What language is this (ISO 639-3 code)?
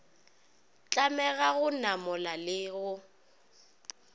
nso